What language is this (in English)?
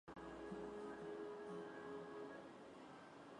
Basque